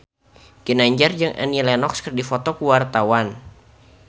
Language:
Sundanese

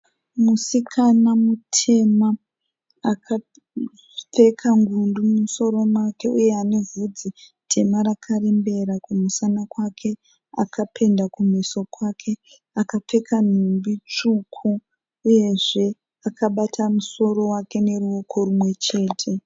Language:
Shona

